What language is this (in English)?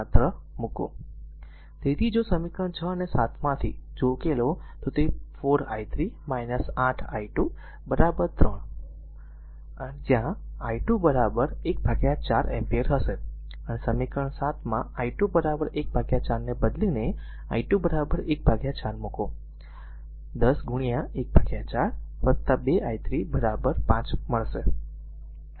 Gujarati